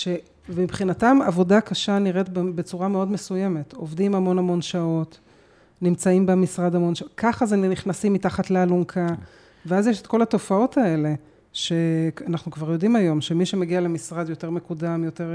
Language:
Hebrew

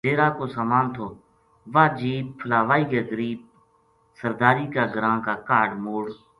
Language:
Gujari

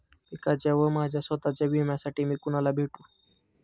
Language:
Marathi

